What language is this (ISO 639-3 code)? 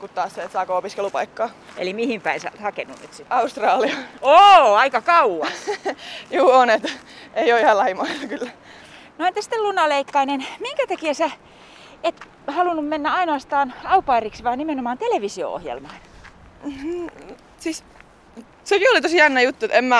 fin